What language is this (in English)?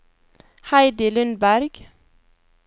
Norwegian